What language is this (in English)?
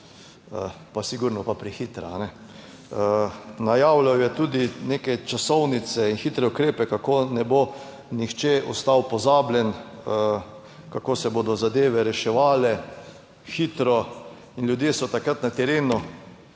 Slovenian